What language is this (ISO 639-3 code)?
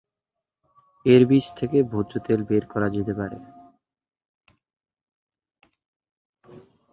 ben